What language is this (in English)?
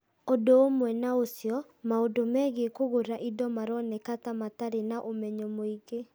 Kikuyu